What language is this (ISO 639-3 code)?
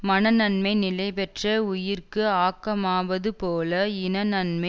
tam